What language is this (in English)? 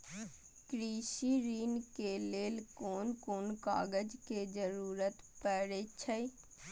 Maithili